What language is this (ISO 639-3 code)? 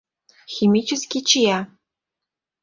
chm